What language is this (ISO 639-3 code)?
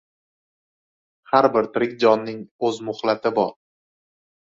uzb